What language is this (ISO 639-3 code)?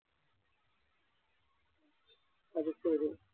mal